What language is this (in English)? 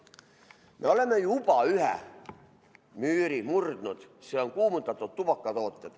Estonian